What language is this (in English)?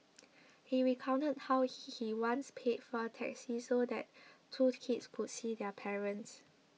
English